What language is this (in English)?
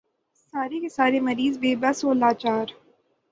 Urdu